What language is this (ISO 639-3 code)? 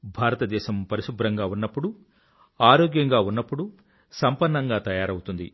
tel